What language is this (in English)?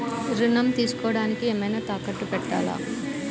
Telugu